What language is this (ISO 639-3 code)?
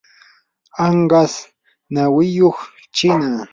qur